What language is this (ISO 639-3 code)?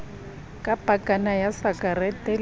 sot